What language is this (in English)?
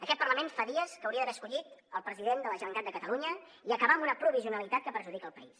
Catalan